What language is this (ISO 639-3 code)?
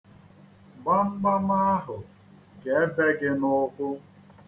ibo